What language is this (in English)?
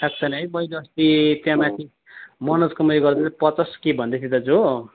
Nepali